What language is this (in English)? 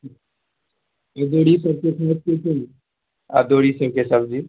Maithili